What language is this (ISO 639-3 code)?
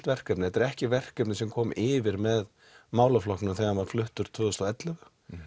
isl